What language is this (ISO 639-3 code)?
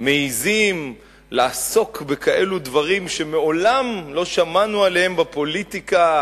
heb